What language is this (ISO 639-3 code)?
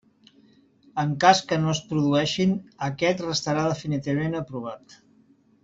cat